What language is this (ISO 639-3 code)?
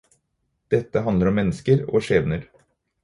nob